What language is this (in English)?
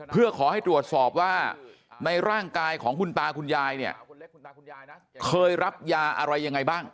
Thai